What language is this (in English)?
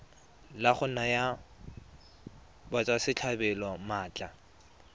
Tswana